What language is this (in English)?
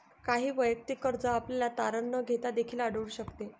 Marathi